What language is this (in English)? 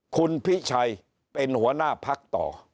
Thai